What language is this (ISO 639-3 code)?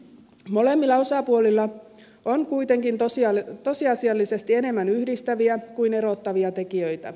fin